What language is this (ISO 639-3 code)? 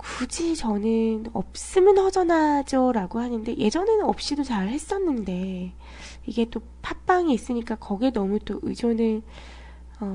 kor